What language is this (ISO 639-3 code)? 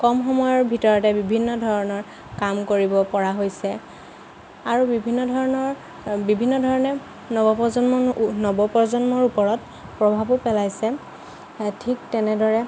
asm